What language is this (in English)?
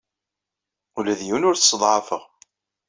Kabyle